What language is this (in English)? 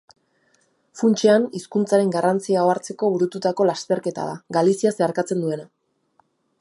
Basque